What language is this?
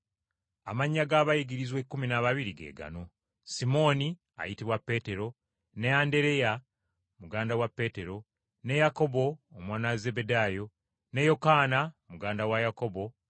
Ganda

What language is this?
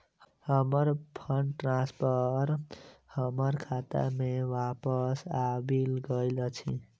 Maithili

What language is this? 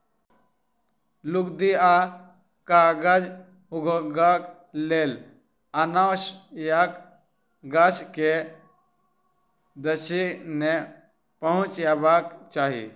Maithili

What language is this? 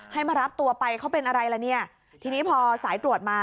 Thai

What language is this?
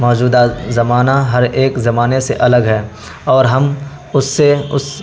Urdu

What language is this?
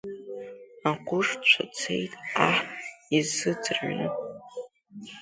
Abkhazian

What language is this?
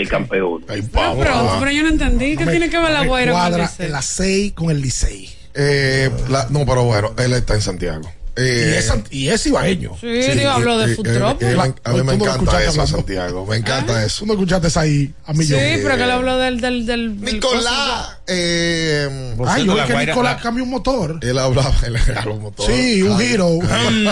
Spanish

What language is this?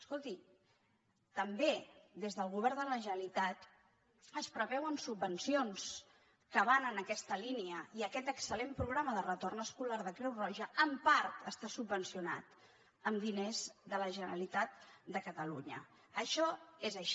Catalan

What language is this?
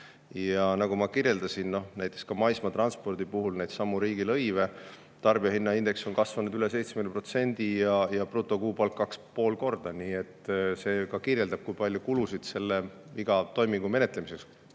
Estonian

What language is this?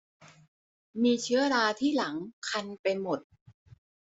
Thai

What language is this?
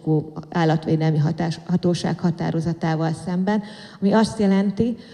Hungarian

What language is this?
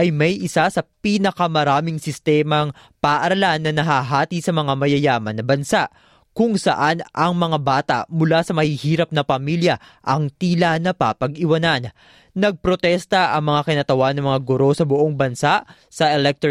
Filipino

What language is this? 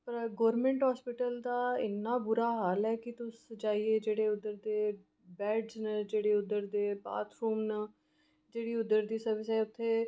Dogri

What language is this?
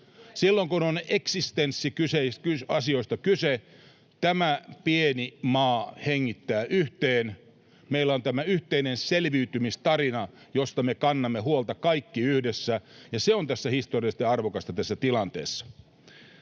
Finnish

